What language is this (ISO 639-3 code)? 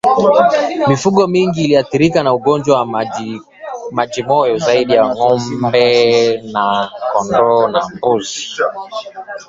swa